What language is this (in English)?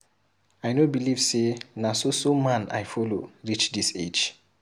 Nigerian Pidgin